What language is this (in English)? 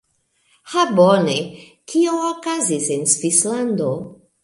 Esperanto